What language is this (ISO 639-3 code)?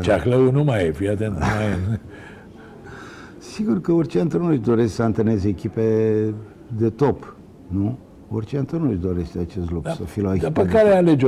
ron